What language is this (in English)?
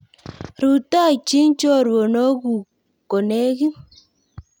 Kalenjin